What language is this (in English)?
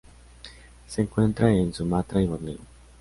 Spanish